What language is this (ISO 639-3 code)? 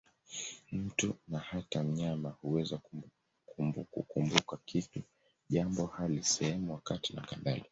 swa